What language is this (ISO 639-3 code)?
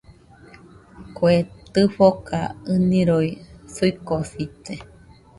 hux